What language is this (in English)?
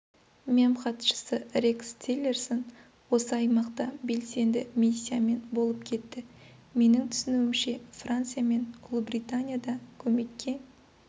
Kazakh